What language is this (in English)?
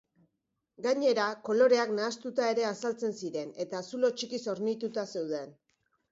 Basque